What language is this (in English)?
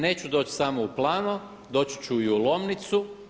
Croatian